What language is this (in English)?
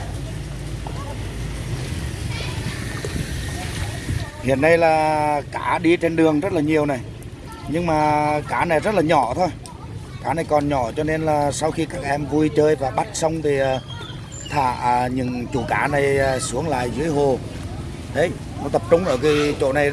Vietnamese